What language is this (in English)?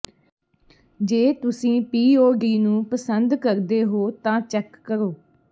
Punjabi